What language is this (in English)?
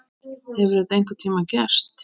Icelandic